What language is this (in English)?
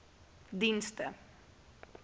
Afrikaans